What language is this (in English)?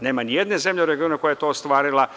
Serbian